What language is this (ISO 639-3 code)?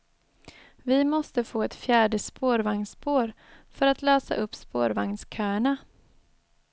swe